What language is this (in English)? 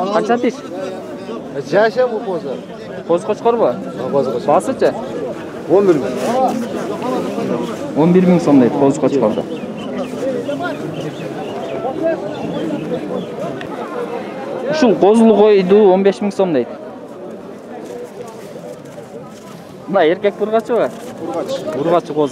Turkish